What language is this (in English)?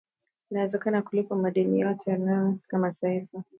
Swahili